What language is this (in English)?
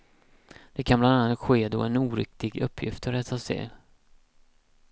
Swedish